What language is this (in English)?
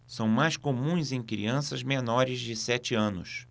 Portuguese